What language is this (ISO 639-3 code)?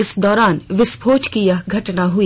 hin